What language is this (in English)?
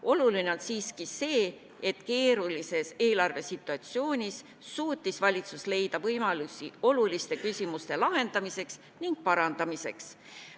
Estonian